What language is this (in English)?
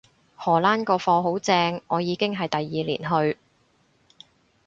Cantonese